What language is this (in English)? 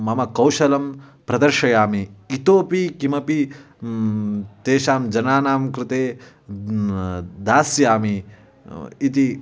Sanskrit